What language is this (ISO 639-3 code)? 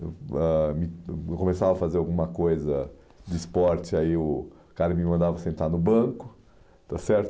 por